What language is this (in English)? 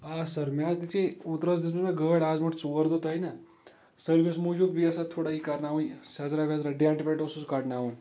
Kashmiri